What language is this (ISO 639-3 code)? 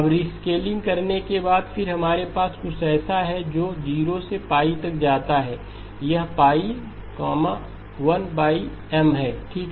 hin